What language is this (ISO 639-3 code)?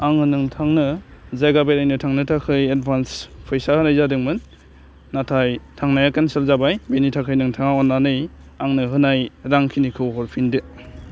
brx